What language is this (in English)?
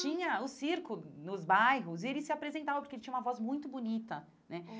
Portuguese